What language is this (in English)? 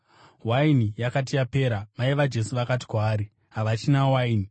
Shona